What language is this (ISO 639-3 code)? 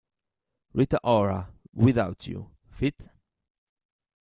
ita